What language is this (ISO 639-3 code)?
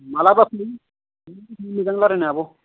brx